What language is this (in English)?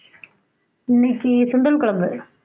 Tamil